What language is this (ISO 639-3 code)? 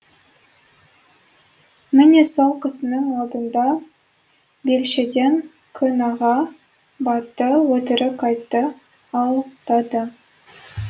kaz